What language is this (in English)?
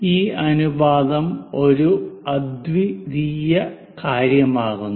Malayalam